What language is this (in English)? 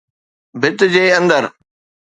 Sindhi